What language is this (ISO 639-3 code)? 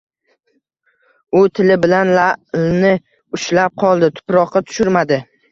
uzb